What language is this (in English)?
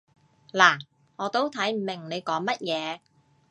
Cantonese